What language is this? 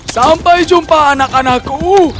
Indonesian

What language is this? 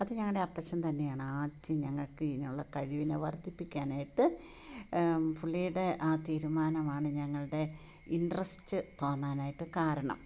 Malayalam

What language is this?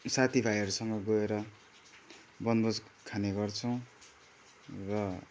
Nepali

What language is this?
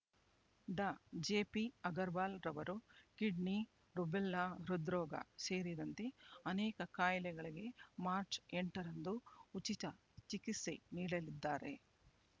Kannada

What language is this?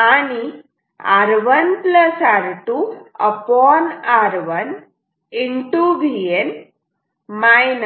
Marathi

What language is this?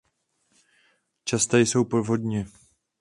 Czech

